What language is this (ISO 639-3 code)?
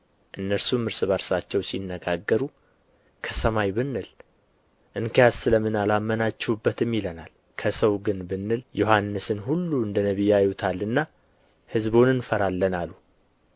amh